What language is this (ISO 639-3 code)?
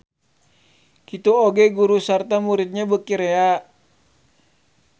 sun